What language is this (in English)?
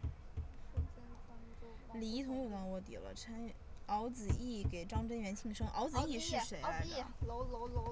Chinese